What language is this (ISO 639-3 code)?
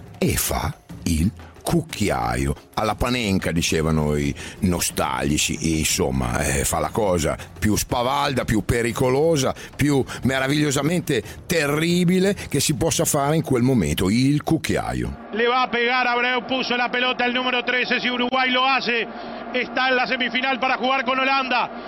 ita